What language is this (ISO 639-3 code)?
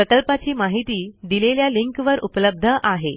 mar